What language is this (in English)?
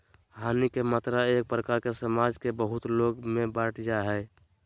Magahi